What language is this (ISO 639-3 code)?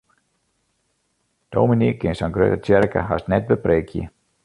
fry